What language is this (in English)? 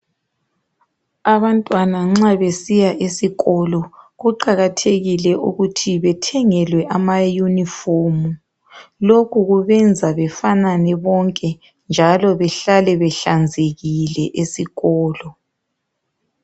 North Ndebele